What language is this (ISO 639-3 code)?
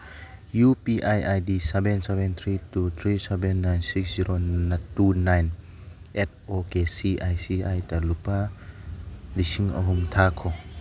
mni